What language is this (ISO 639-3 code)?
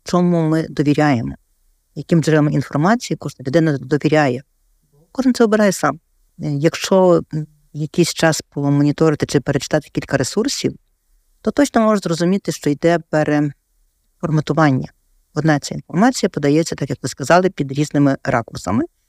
ukr